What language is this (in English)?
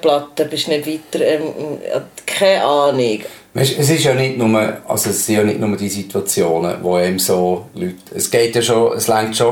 German